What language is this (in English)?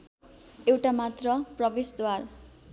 Nepali